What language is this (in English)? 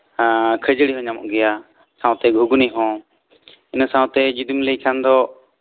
Santali